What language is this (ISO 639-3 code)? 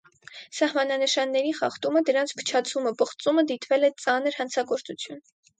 hye